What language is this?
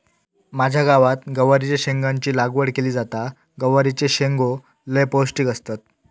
Marathi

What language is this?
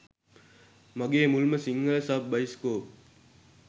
Sinhala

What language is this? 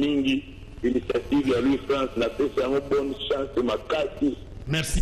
French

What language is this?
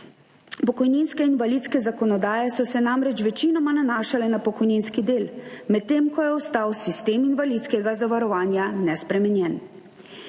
Slovenian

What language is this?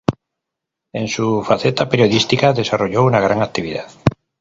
Spanish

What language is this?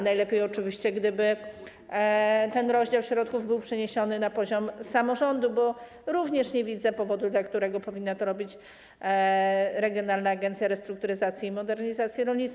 Polish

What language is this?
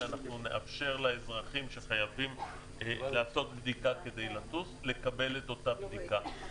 Hebrew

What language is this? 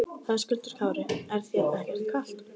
Icelandic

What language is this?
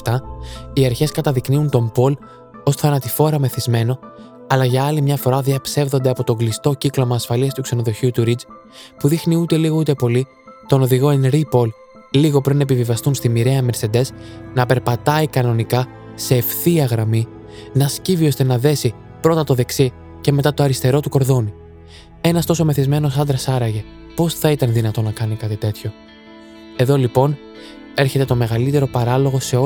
Greek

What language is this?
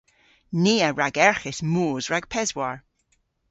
Cornish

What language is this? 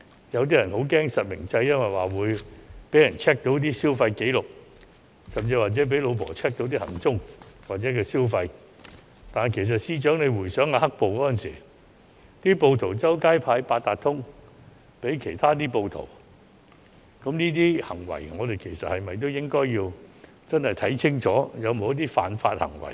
Cantonese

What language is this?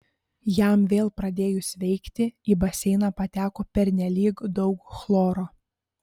Lithuanian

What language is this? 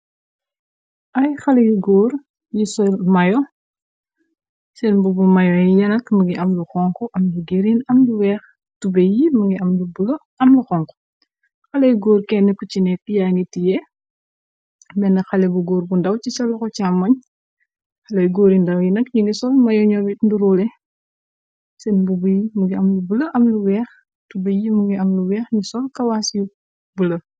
Wolof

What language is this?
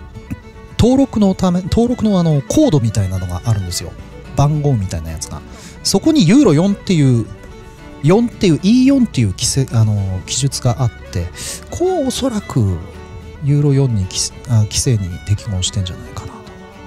Japanese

